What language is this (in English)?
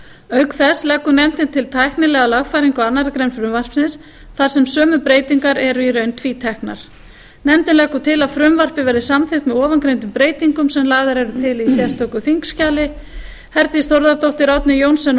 Icelandic